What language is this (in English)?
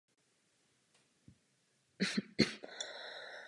Czech